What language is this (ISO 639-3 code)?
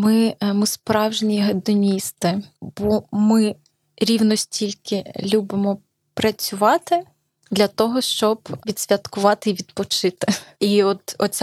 ukr